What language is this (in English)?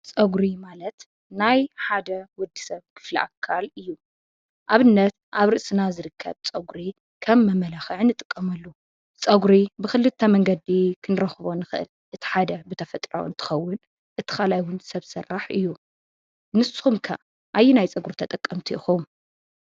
Tigrinya